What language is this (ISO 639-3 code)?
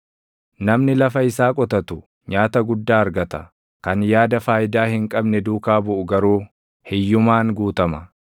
orm